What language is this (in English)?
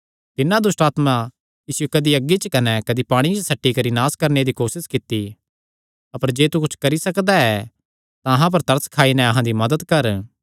Kangri